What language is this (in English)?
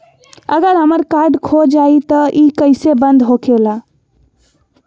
Magahi